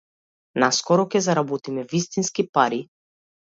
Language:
Macedonian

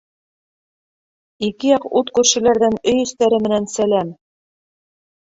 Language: Bashkir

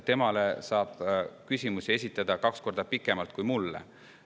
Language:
Estonian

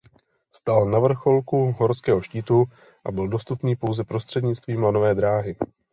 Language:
Czech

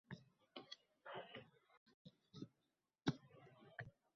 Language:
Uzbek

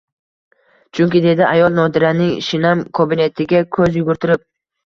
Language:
Uzbek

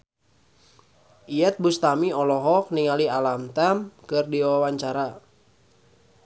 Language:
Sundanese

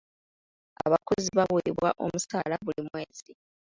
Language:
Ganda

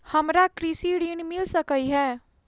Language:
Maithili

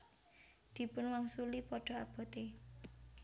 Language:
Javanese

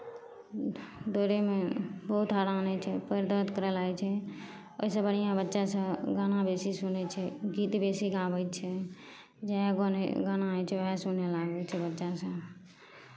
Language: Maithili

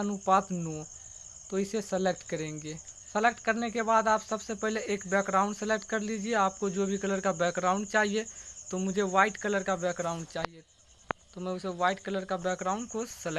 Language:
Hindi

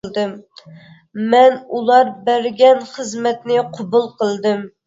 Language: Uyghur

